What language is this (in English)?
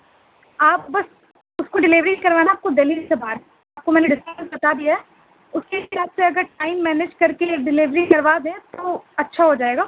Urdu